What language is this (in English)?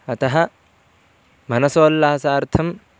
Sanskrit